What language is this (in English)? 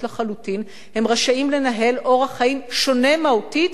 Hebrew